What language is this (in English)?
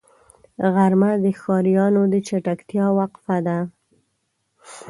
Pashto